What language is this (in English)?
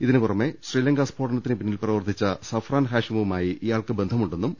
Malayalam